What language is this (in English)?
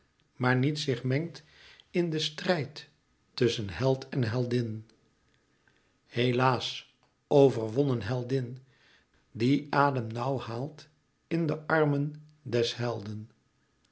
Dutch